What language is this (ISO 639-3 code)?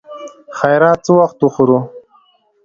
pus